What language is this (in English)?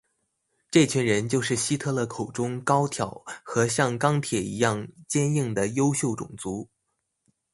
Chinese